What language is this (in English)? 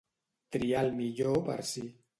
Catalan